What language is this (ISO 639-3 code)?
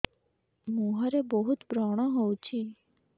ori